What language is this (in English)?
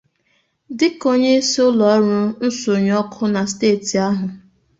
Igbo